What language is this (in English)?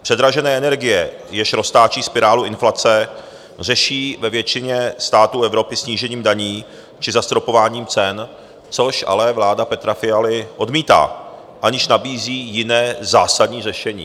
Czech